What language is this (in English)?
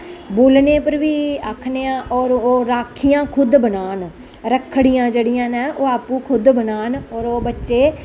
Dogri